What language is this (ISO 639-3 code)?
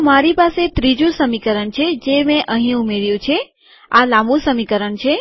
guj